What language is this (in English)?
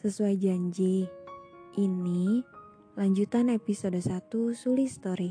Indonesian